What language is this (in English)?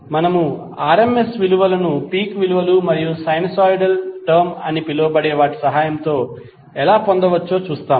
Telugu